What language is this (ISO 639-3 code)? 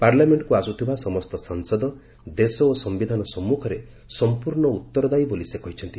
ori